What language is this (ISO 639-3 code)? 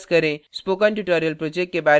hin